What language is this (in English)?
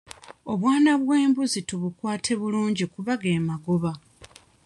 Ganda